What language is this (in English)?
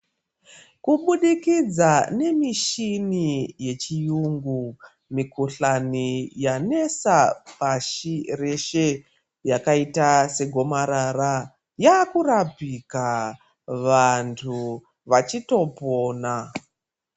Ndau